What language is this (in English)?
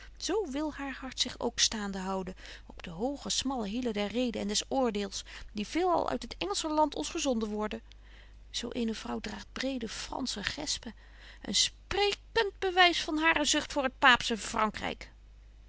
Dutch